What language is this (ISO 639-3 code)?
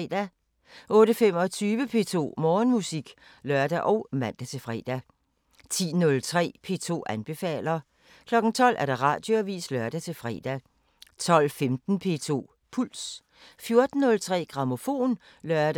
dan